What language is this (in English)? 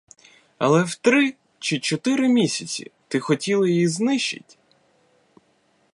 Ukrainian